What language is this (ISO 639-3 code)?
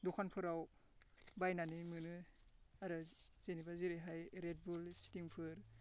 brx